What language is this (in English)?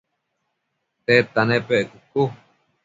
Matsés